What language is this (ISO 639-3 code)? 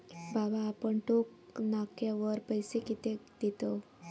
mar